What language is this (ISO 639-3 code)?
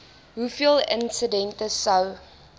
afr